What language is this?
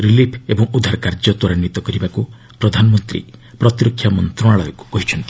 Odia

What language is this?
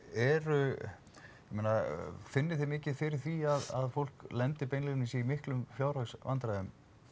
Icelandic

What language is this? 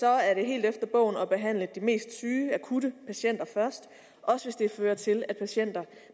Danish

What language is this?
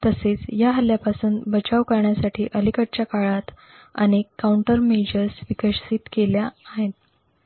Marathi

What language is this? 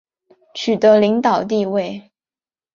Chinese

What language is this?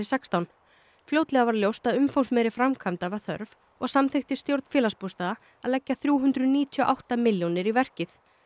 Icelandic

